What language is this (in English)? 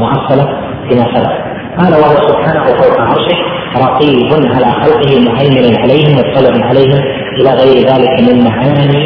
Arabic